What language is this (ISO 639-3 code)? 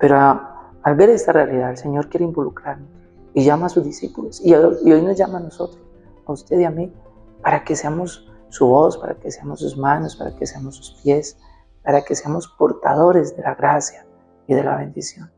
spa